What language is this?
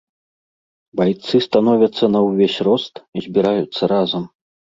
Belarusian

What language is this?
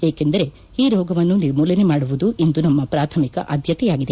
Kannada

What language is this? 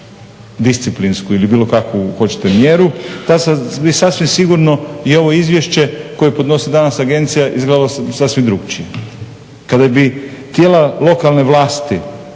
Croatian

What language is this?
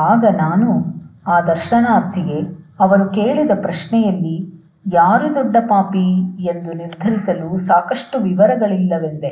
Kannada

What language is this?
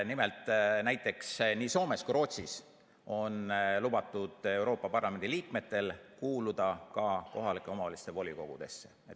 Estonian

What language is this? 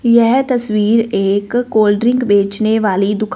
Hindi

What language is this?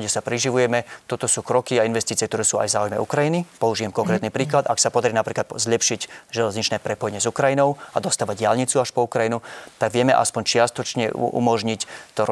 Slovak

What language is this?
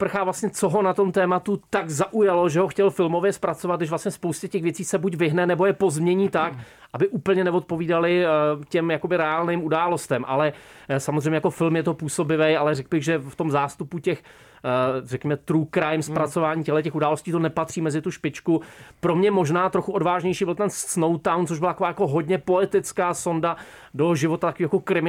Czech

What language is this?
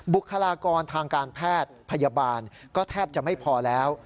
Thai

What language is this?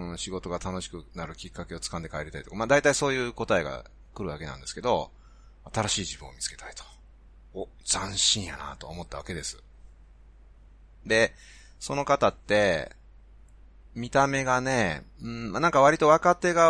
Japanese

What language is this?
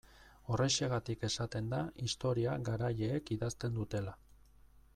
Basque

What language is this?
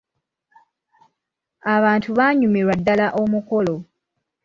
Ganda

